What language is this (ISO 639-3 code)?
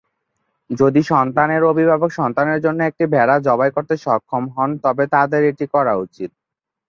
ben